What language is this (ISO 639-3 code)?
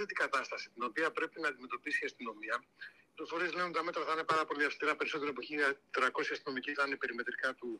ell